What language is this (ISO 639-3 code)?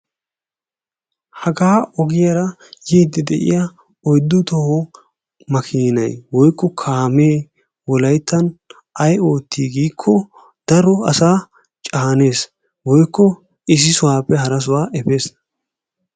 wal